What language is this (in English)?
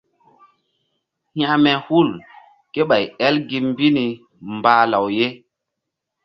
Mbum